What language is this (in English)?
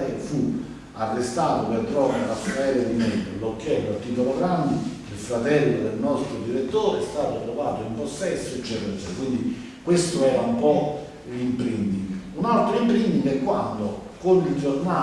Italian